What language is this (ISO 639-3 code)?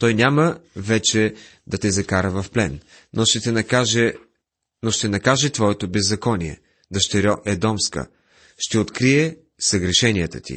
bul